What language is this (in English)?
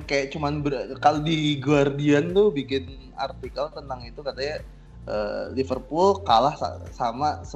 Indonesian